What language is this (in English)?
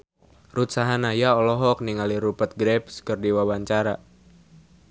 Sundanese